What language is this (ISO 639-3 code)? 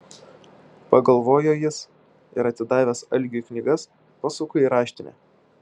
lit